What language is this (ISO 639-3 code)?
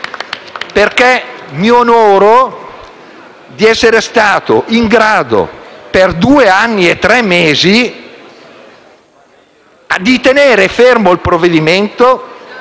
ita